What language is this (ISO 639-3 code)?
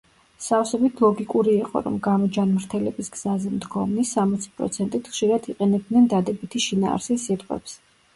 kat